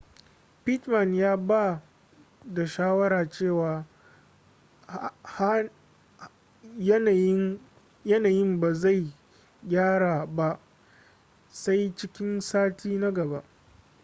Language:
Hausa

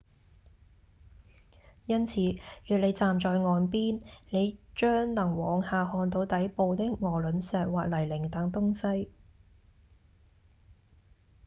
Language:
Cantonese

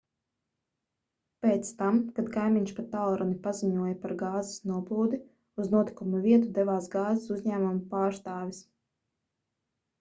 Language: Latvian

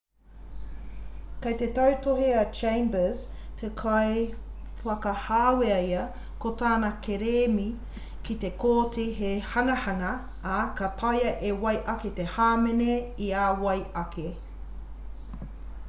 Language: Māori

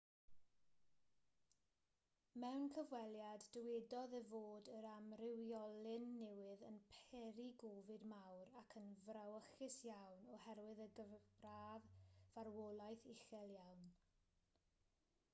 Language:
Welsh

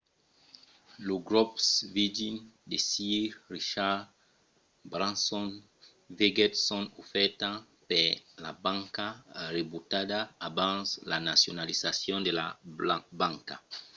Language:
Occitan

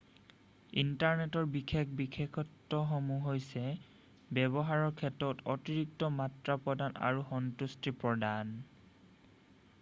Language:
Assamese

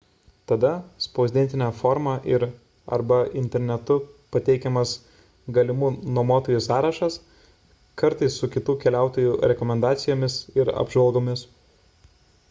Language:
Lithuanian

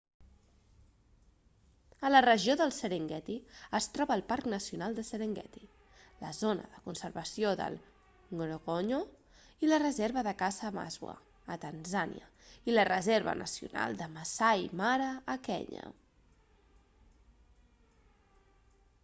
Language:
Catalan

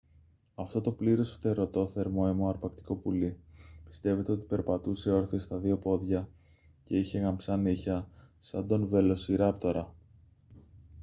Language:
Greek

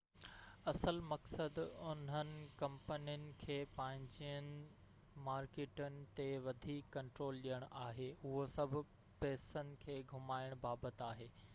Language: Sindhi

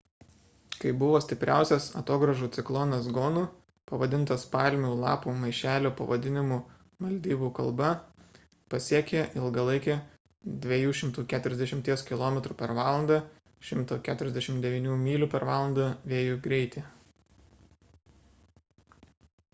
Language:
Lithuanian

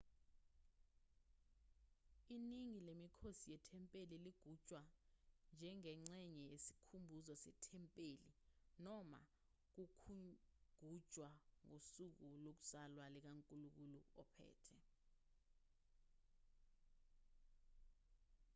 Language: Zulu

